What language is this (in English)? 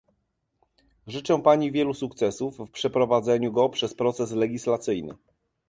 Polish